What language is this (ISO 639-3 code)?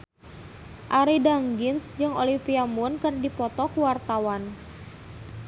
sun